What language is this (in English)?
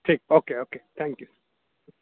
Urdu